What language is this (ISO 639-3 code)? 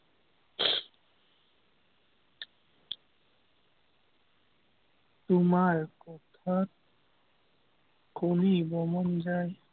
asm